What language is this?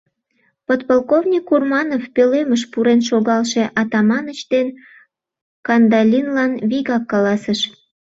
Mari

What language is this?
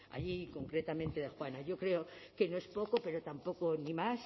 Spanish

